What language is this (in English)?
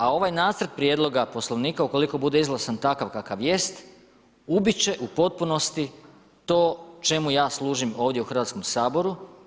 Croatian